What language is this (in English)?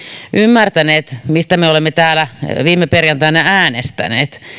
Finnish